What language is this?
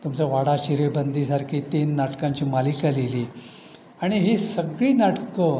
Marathi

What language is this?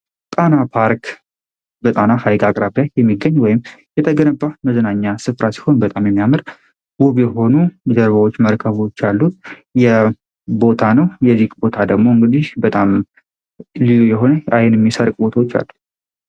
Amharic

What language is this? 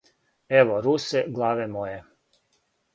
Serbian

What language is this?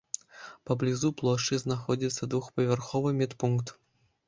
Belarusian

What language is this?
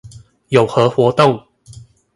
Chinese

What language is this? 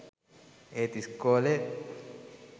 Sinhala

